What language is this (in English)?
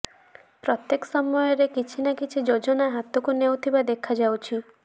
Odia